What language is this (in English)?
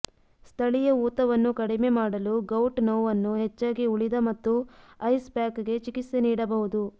Kannada